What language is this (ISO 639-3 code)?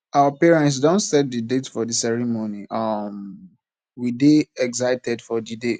pcm